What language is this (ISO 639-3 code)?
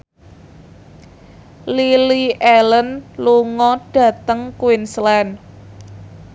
jav